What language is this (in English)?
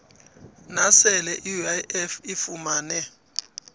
South Ndebele